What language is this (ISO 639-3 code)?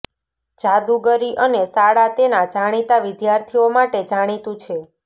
guj